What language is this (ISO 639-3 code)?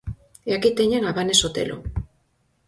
glg